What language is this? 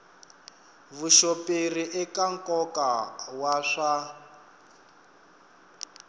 Tsonga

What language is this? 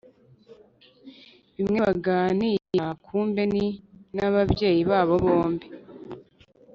Kinyarwanda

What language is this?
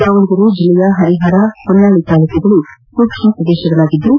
Kannada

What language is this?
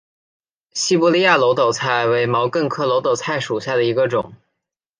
Chinese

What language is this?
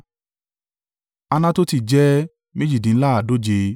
Yoruba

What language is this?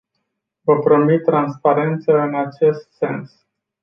Romanian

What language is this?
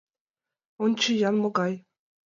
Mari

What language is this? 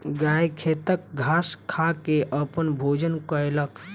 Maithili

